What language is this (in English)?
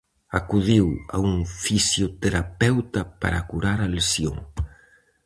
Galician